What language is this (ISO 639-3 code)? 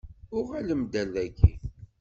kab